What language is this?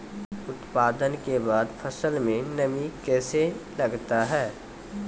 Maithili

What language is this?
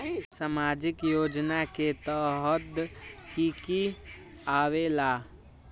Magahi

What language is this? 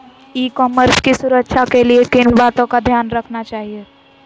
Magahi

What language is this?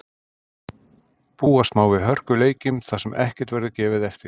Icelandic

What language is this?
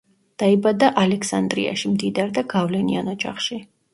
Georgian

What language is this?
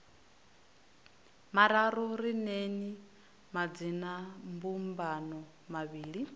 Venda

